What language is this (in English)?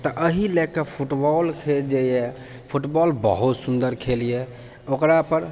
Maithili